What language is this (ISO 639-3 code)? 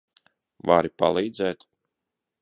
lav